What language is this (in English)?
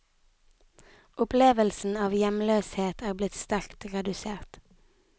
Norwegian